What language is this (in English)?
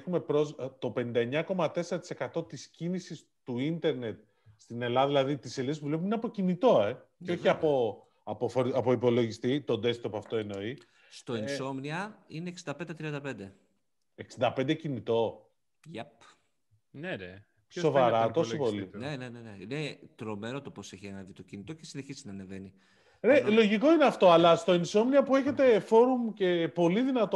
Greek